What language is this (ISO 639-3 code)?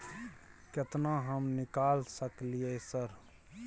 mai